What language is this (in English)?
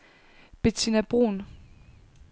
Danish